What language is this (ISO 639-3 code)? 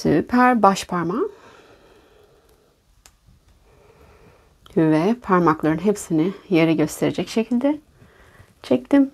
tur